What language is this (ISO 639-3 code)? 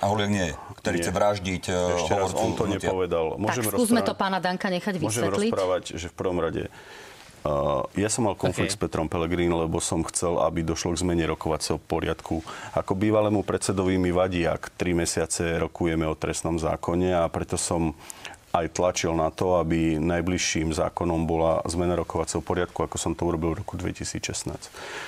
ces